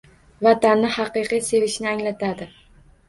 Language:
Uzbek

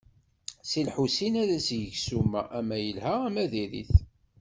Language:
Kabyle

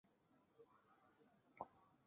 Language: Chinese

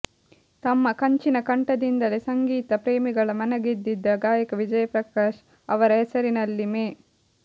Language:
Kannada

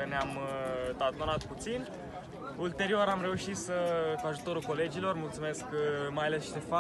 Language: Romanian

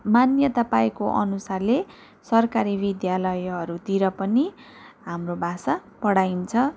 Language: Nepali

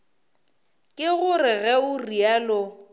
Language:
Northern Sotho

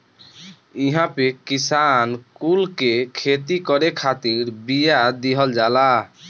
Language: Bhojpuri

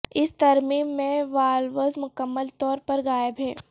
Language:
Urdu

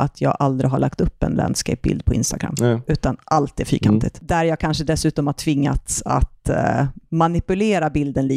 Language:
Swedish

